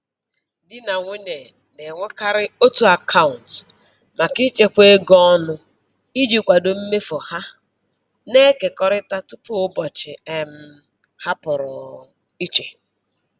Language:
Igbo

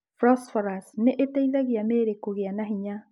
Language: Kikuyu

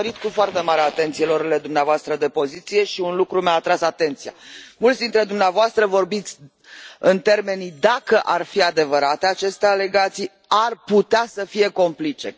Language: Romanian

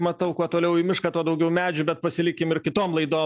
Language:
Lithuanian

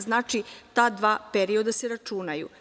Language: Serbian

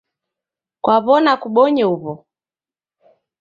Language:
Taita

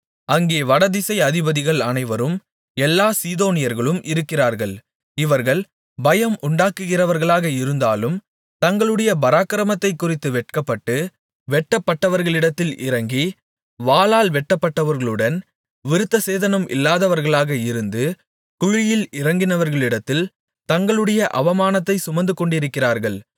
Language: Tamil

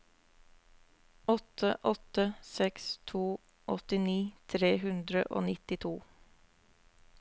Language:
Norwegian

